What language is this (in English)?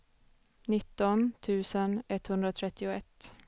Swedish